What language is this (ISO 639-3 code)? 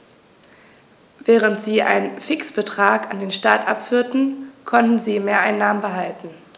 deu